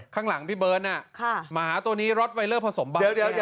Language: Thai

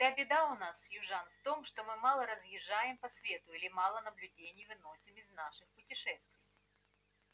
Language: Russian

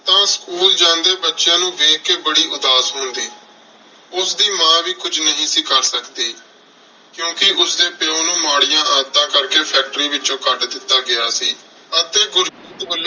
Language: Punjabi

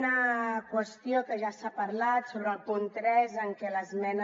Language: Catalan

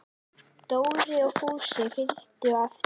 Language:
Icelandic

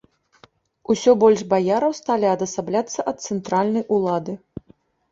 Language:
Belarusian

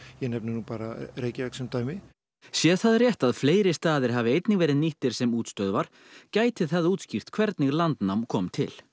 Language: Icelandic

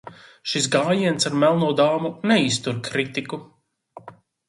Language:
Latvian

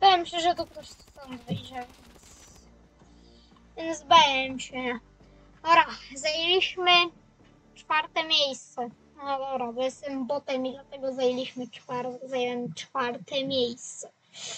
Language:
Polish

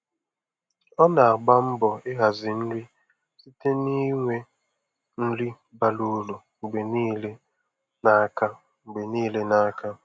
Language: Igbo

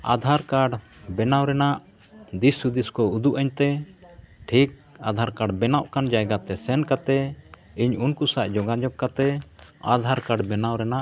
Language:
Santali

